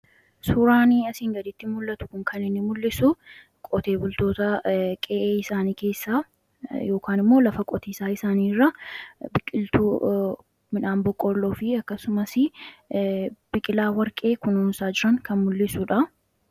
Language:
Oromo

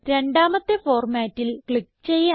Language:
Malayalam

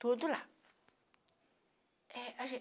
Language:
Portuguese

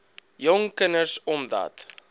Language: Afrikaans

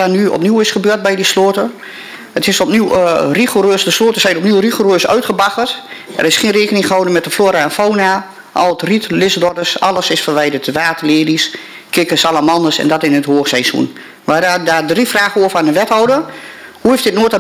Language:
Dutch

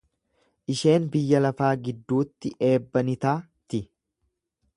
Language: Oromo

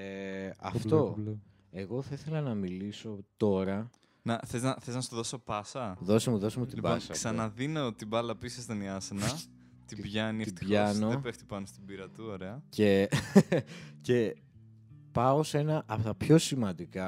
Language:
Greek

